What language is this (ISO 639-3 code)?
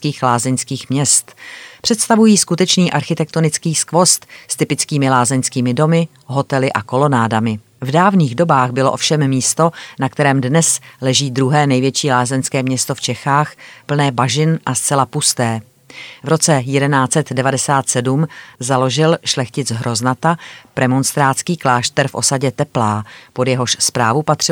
ces